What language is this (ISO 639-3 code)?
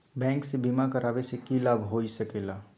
mag